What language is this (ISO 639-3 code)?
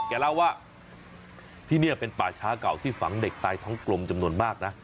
tha